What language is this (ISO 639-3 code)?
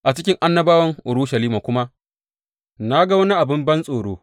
hau